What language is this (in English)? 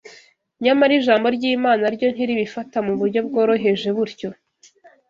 Kinyarwanda